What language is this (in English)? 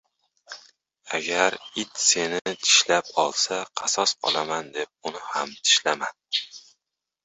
Uzbek